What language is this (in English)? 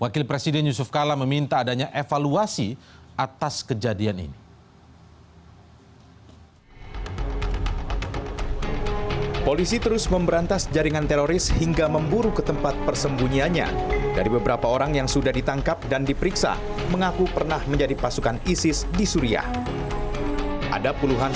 Indonesian